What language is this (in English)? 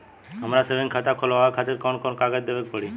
Bhojpuri